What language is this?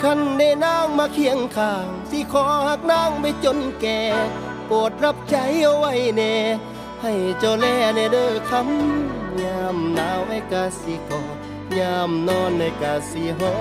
Thai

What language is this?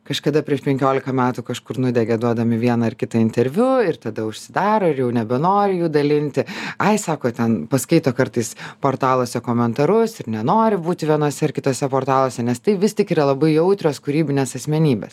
Lithuanian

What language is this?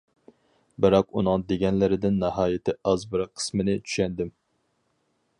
Uyghur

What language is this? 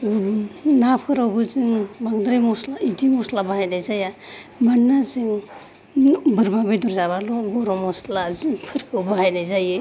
Bodo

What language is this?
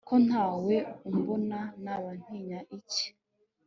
Kinyarwanda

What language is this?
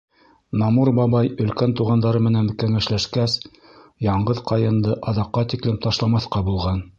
Bashkir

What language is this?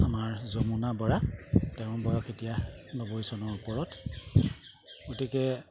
Assamese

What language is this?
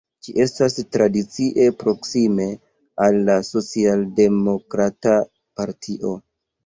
Esperanto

